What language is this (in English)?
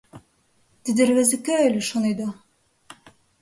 Mari